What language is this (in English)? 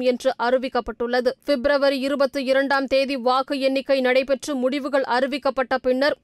Tamil